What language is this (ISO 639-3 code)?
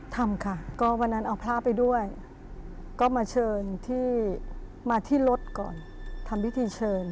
tha